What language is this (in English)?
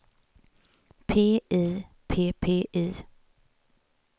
Swedish